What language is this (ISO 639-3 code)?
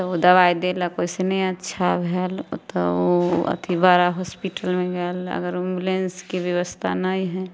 mai